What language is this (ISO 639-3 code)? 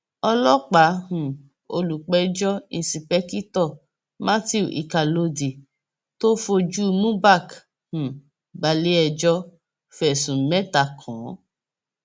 yor